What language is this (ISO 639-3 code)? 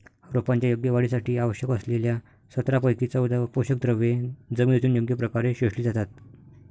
mar